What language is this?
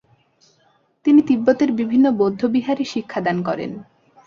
Bangla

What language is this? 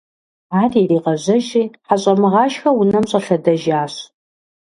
Kabardian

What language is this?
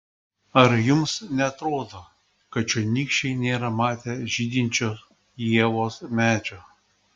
Lithuanian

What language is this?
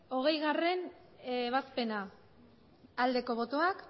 Basque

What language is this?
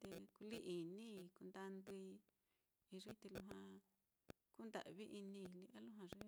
Mitlatongo Mixtec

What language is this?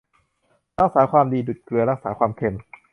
Thai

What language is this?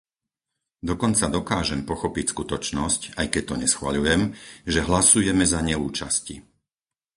Slovak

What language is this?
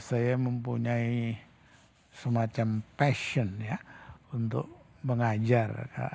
Indonesian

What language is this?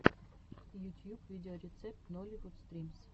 Russian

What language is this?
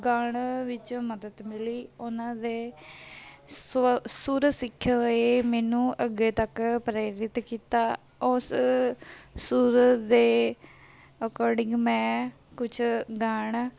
Punjabi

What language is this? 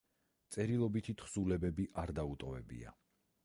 Georgian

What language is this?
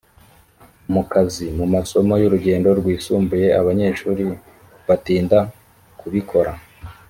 Kinyarwanda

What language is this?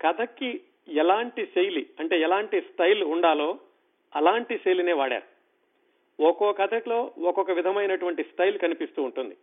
Telugu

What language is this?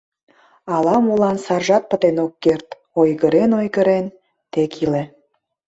Mari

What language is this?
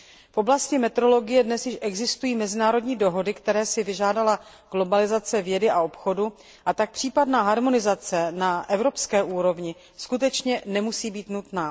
Czech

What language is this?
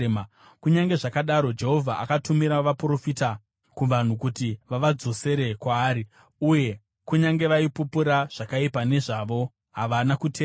Shona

